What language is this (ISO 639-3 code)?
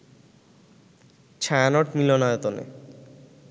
ben